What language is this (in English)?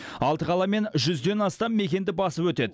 Kazakh